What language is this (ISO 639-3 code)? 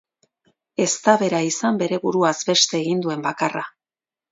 eus